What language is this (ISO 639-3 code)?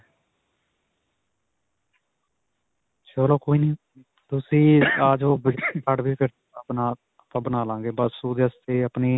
pan